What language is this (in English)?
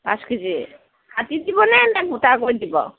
Assamese